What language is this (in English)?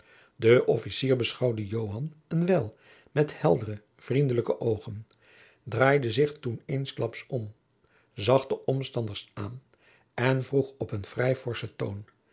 Dutch